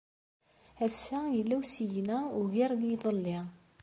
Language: Kabyle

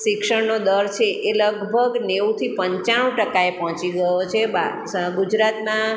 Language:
Gujarati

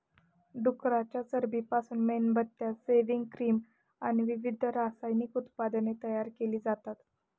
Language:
Marathi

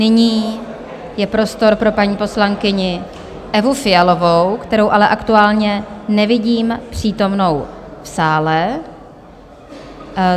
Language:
Czech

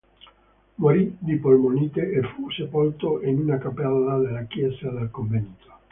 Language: Italian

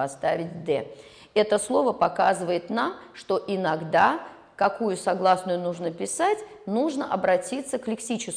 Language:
Russian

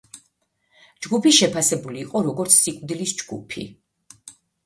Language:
Georgian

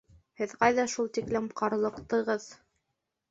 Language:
Bashkir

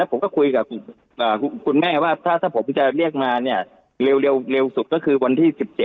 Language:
Thai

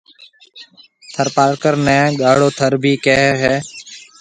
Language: Marwari (Pakistan)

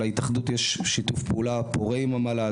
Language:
Hebrew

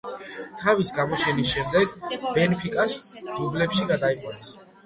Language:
Georgian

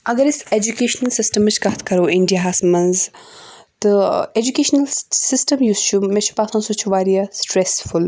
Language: Kashmiri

